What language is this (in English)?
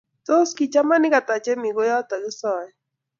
Kalenjin